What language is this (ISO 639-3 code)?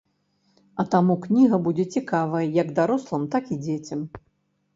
bel